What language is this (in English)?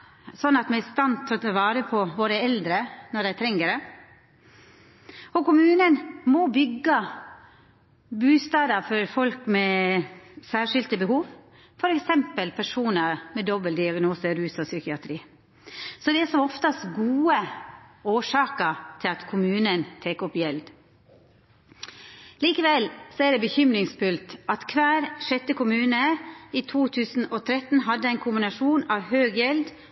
Norwegian Nynorsk